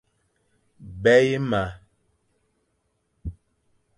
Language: Fang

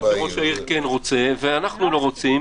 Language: Hebrew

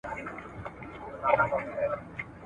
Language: Pashto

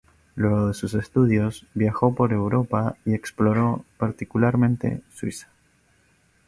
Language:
Spanish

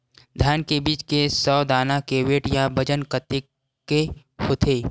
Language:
Chhattisgarhi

